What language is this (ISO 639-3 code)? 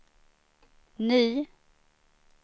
swe